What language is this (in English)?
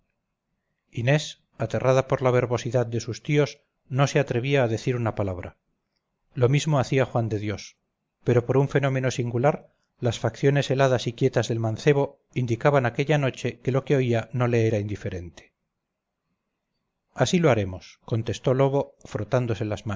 Spanish